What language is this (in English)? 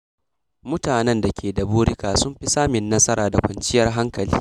Hausa